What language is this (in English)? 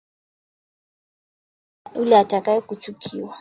Swahili